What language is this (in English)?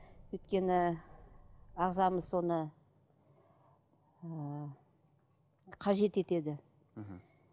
Kazakh